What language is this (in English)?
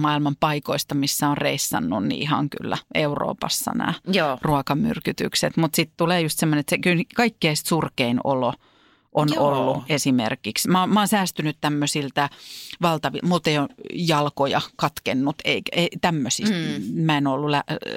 Finnish